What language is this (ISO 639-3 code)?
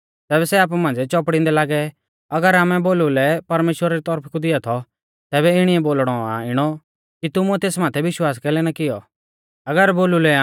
bfz